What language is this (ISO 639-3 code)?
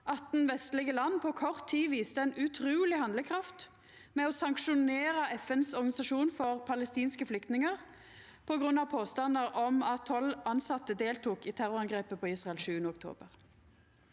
nor